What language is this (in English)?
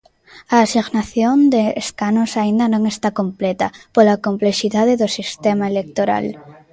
Galician